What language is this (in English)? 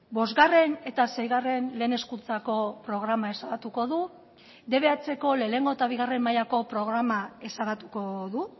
Basque